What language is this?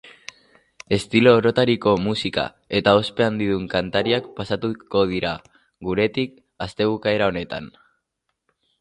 Basque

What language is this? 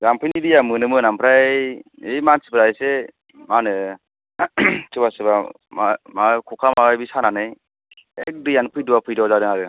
Bodo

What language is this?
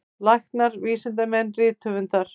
Icelandic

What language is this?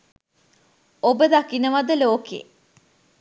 Sinhala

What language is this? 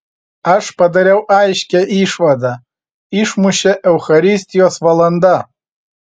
Lithuanian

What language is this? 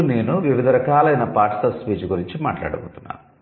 Telugu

